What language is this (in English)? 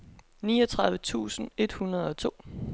Danish